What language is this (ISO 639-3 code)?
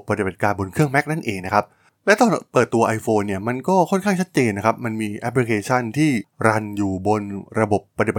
tha